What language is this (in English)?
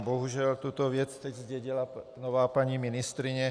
Czech